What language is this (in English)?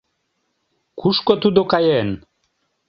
Mari